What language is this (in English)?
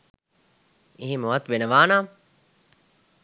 Sinhala